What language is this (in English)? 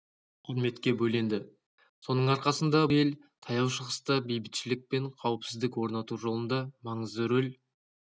Kazakh